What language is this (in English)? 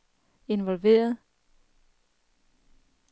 Danish